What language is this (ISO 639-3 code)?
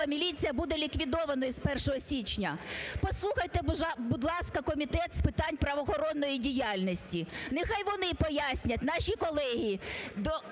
ukr